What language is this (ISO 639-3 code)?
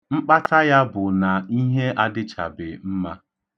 ibo